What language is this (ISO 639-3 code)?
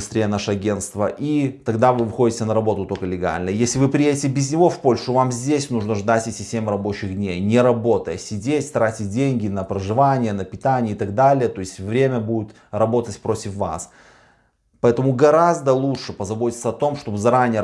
rus